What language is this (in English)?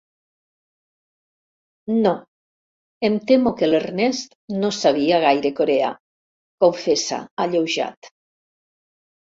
Catalan